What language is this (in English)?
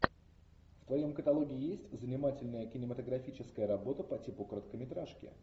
Russian